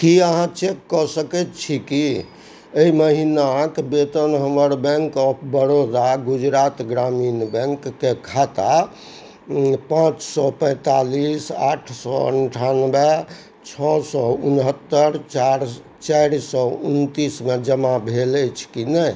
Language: Maithili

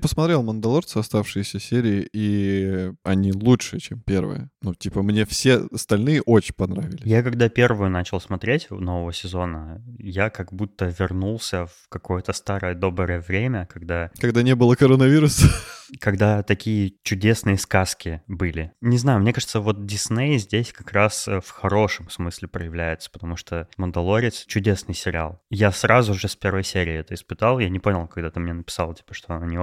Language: Russian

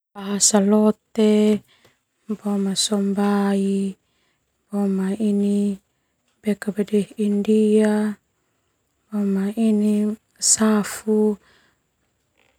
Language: Termanu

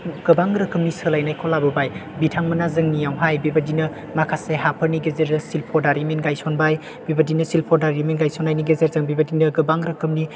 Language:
Bodo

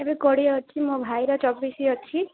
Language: Odia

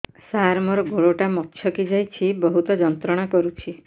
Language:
Odia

